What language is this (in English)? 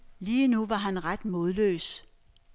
Danish